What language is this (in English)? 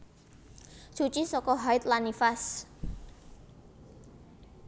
Javanese